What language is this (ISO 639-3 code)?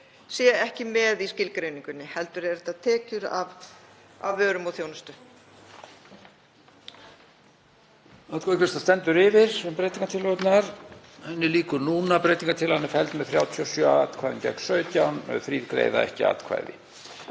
isl